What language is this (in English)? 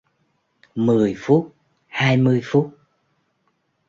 Vietnamese